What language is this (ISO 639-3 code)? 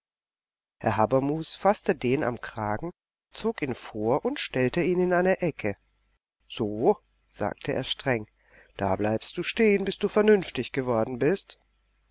deu